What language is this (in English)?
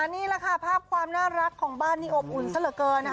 Thai